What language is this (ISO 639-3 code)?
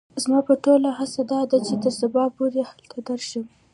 pus